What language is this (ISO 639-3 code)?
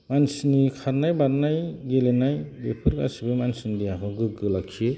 brx